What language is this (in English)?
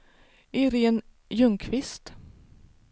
Swedish